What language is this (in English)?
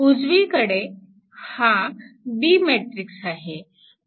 Marathi